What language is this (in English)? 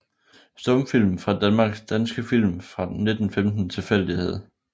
Danish